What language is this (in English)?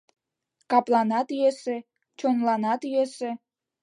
Mari